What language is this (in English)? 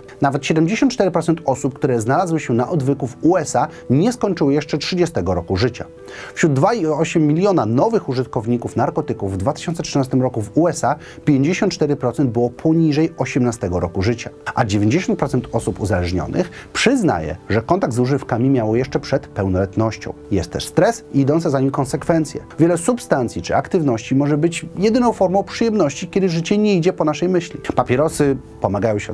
Polish